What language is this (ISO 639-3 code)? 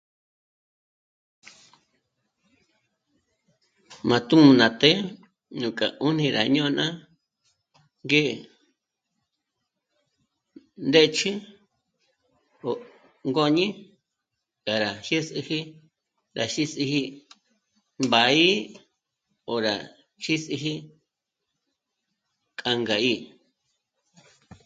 mmc